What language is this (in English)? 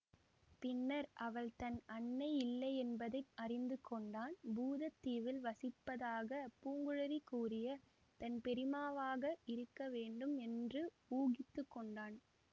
Tamil